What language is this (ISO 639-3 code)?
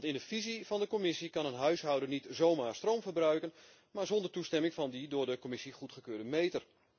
nld